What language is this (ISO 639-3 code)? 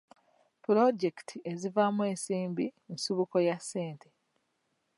lug